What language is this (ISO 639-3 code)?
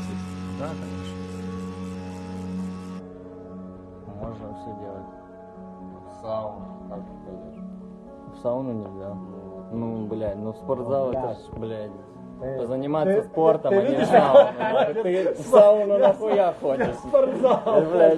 rus